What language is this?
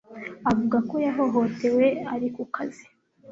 Kinyarwanda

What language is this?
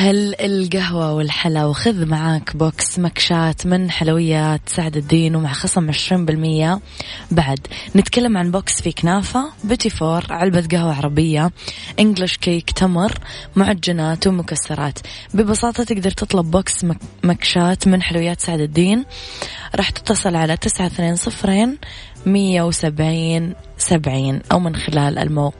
Arabic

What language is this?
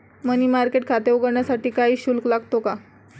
Marathi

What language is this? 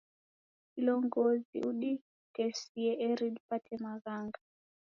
Taita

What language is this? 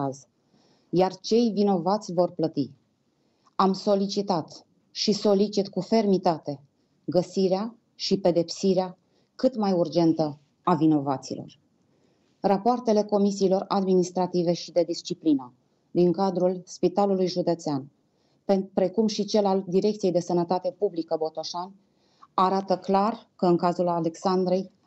Romanian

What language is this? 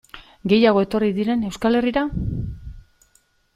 Basque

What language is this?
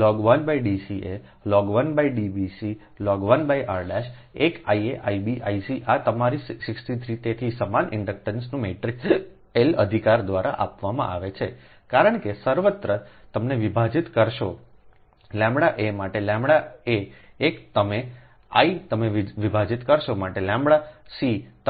Gujarati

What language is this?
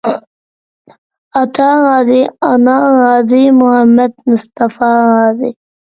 Uyghur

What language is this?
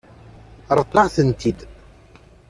Kabyle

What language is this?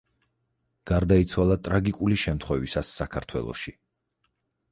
Georgian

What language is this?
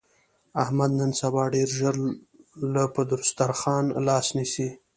Pashto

